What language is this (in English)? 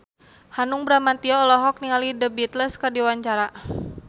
Sundanese